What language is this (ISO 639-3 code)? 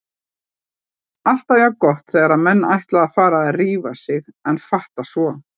isl